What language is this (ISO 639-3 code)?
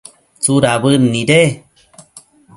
mcf